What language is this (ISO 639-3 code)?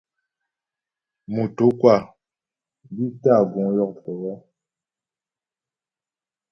bbj